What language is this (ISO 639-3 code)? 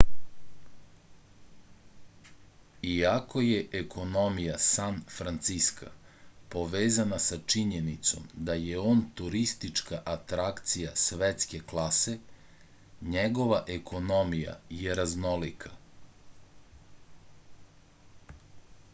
srp